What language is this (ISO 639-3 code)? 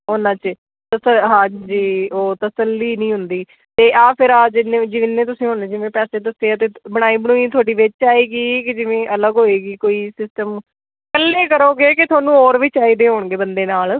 pan